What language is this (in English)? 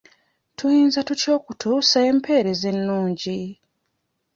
Ganda